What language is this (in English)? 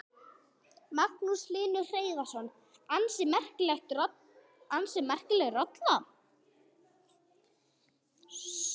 Icelandic